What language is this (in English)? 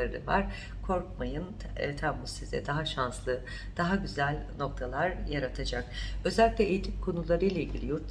Turkish